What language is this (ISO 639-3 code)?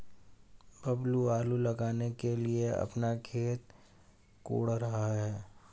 hin